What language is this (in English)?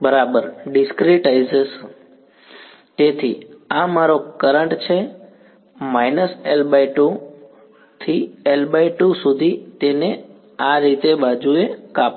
Gujarati